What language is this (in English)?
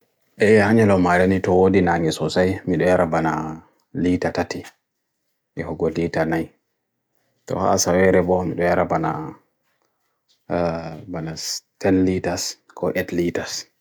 Bagirmi Fulfulde